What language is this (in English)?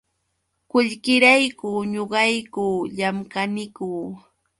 Yauyos Quechua